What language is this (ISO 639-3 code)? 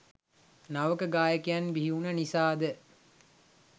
sin